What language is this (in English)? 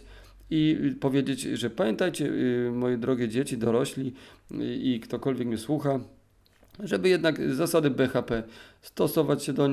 Polish